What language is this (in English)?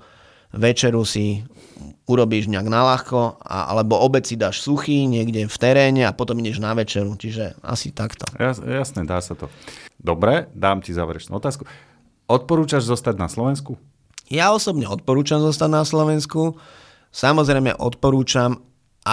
Slovak